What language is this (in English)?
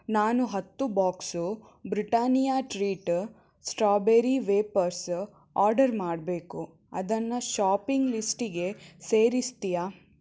Kannada